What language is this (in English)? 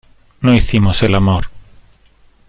Spanish